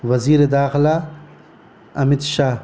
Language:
Urdu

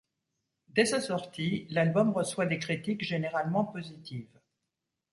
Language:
French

